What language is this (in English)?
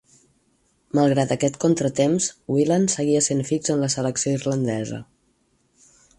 Catalan